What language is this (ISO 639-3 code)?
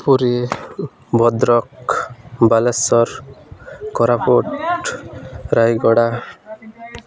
ori